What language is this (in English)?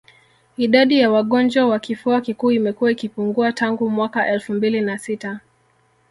Swahili